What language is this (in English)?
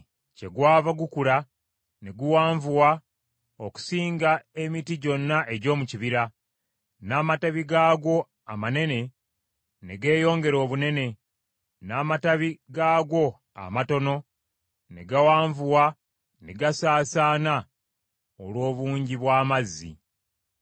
Ganda